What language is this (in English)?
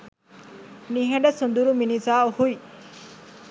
Sinhala